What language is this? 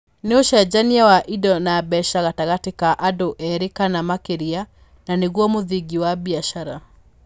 Kikuyu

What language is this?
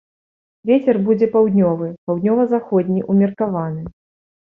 Belarusian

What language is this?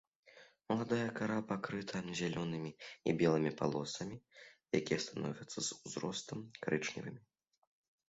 Belarusian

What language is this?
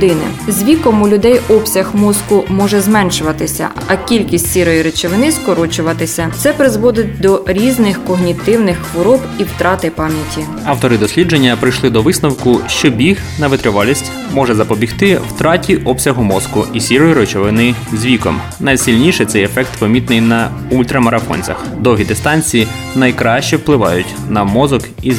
Ukrainian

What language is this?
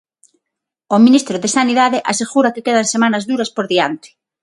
Galician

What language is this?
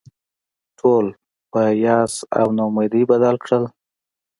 Pashto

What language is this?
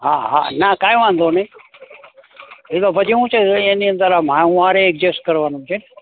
Gujarati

